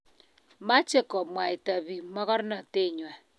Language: Kalenjin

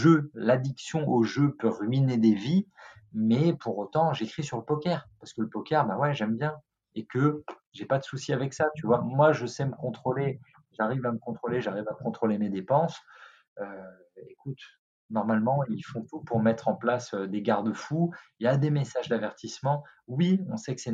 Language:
French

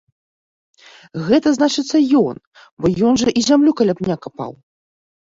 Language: Belarusian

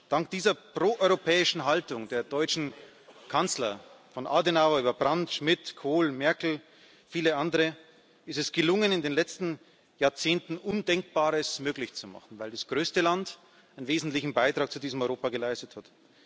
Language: German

